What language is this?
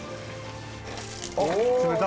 Japanese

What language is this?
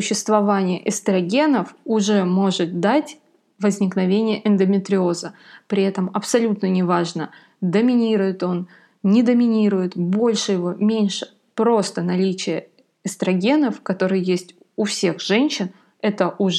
Russian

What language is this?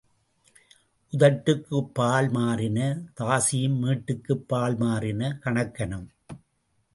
Tamil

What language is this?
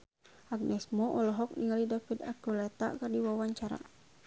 Sundanese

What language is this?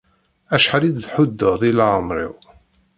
Kabyle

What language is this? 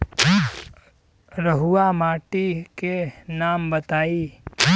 Bhojpuri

